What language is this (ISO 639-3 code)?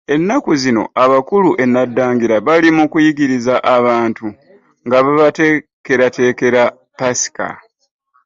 lug